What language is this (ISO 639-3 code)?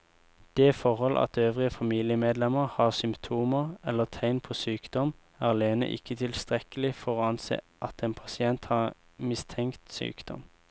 nor